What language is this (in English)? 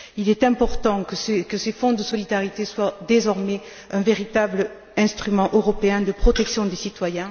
French